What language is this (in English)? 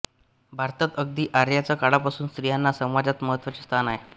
Marathi